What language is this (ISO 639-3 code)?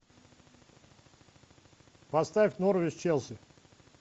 rus